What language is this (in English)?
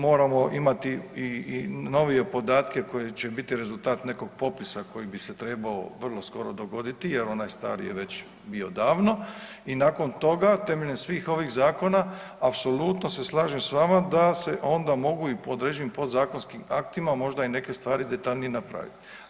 Croatian